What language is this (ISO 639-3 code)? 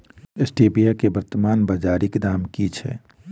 mai